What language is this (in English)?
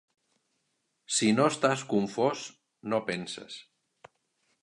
Catalan